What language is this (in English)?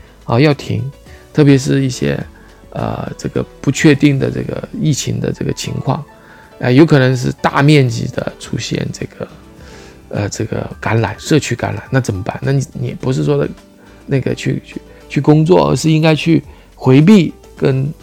Chinese